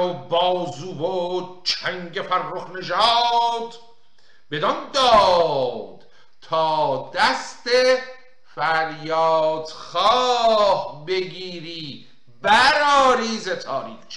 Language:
Persian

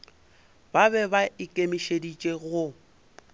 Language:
Northern Sotho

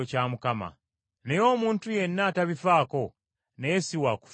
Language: Ganda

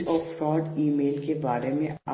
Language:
English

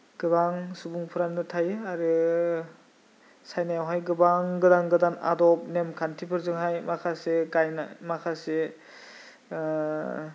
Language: Bodo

